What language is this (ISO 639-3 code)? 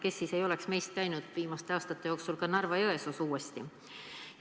est